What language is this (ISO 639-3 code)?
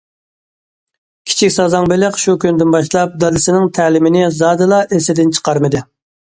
uig